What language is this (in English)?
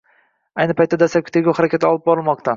Uzbek